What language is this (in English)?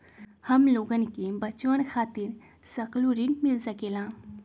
Magahi